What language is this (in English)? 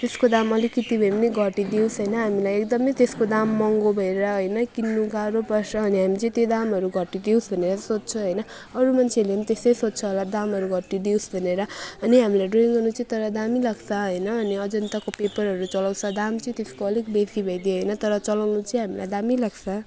Nepali